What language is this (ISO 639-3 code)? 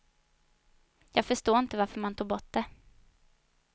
swe